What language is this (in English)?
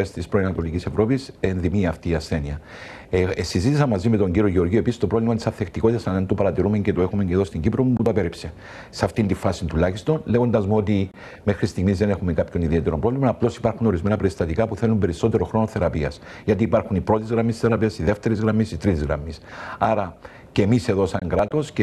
Greek